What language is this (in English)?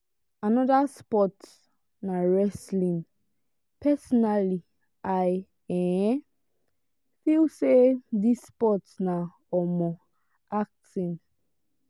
Nigerian Pidgin